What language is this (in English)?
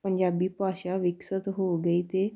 Punjabi